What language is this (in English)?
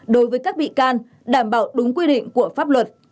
Vietnamese